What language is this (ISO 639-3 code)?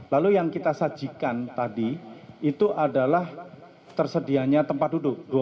ind